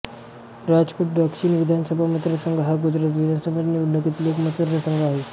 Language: Marathi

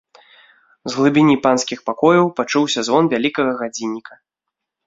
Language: Belarusian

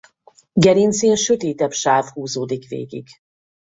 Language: Hungarian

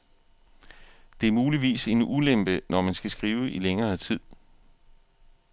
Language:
Danish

